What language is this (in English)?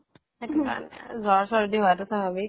Assamese